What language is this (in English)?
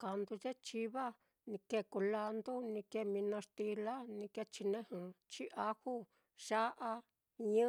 Mitlatongo Mixtec